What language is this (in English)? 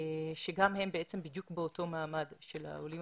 Hebrew